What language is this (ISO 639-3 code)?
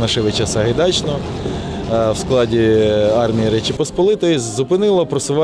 ukr